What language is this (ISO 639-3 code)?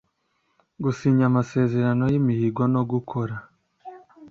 kin